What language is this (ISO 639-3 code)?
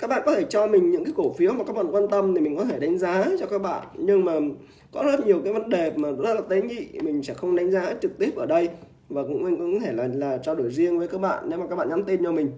vie